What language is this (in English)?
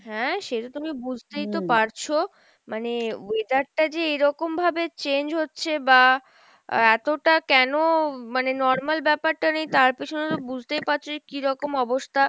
Bangla